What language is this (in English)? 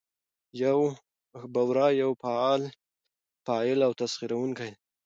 Pashto